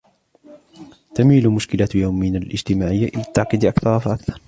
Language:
Arabic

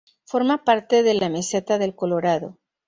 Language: Spanish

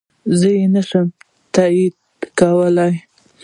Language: Pashto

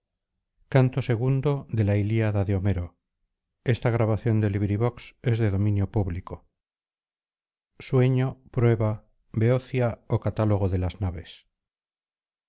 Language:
Spanish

